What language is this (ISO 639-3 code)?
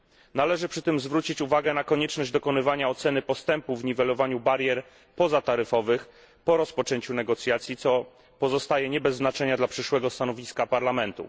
pol